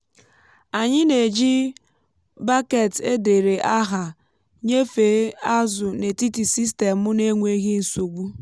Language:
Igbo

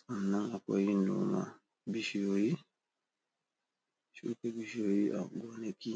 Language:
Hausa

